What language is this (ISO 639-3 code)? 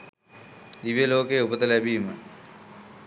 sin